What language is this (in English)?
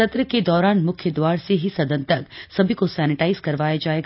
Hindi